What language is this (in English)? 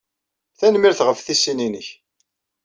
Kabyle